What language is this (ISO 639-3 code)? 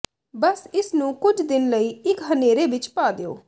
pan